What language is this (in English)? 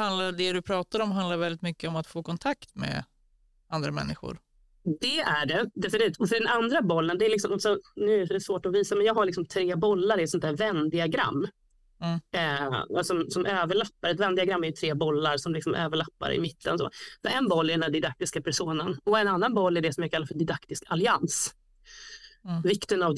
Swedish